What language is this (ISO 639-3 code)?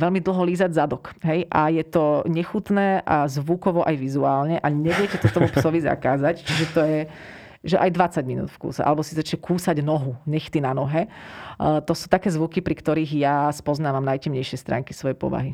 slk